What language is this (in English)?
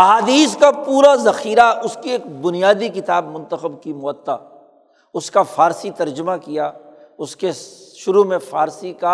Urdu